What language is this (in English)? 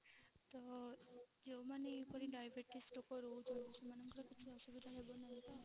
Odia